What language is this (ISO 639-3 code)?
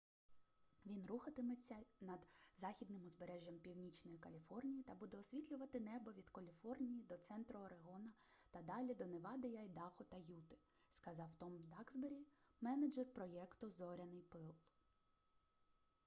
ukr